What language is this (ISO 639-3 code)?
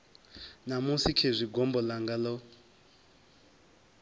ven